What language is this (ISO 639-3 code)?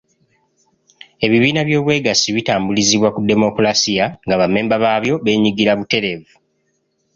lug